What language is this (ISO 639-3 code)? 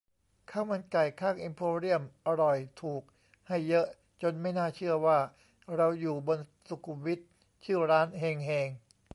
tha